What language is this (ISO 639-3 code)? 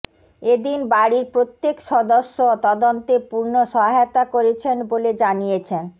ben